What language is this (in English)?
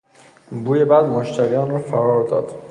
Persian